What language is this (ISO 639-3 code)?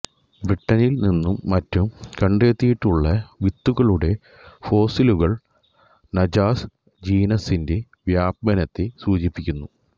mal